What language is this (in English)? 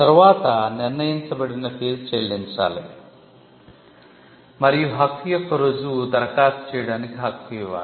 Telugu